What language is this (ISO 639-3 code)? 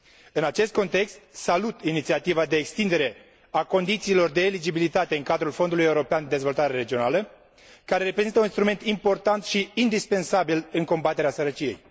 ron